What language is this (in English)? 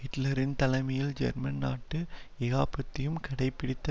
Tamil